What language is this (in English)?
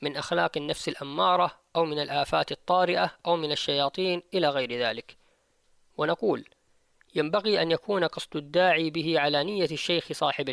Arabic